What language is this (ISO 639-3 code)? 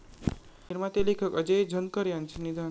mar